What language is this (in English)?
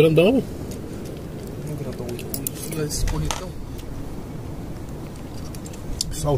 Portuguese